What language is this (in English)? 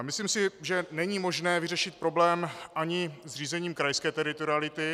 Czech